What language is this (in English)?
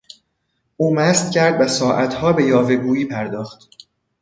Persian